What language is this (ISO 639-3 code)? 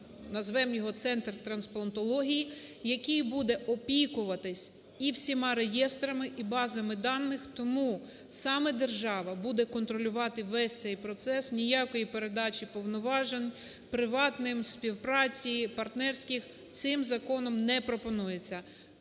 ukr